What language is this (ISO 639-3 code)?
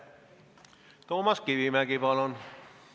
est